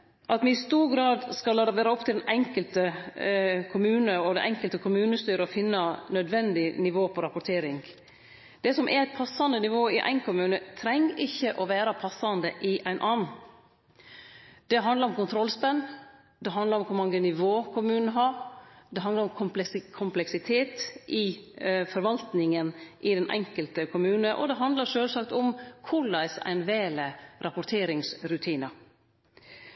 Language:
Norwegian Nynorsk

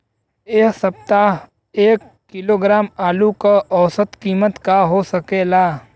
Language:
Bhojpuri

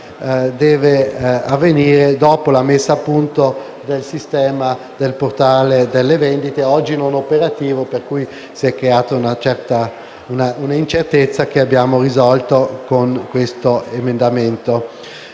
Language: Italian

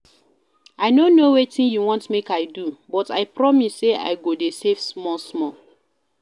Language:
Nigerian Pidgin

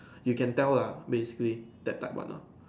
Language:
English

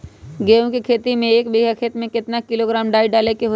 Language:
Magahi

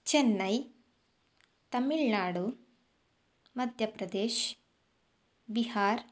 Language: Kannada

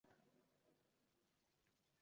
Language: Uzbek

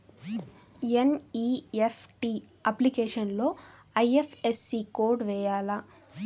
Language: Telugu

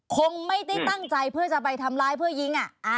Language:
Thai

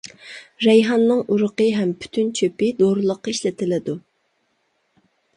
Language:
Uyghur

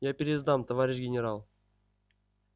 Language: Russian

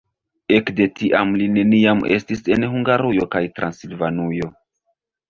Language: Esperanto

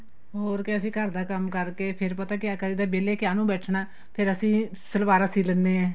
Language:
Punjabi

